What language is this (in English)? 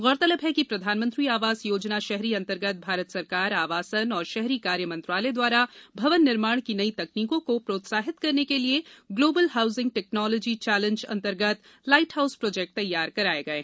Hindi